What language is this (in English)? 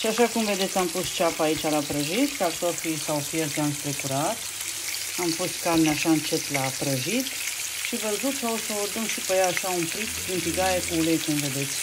Romanian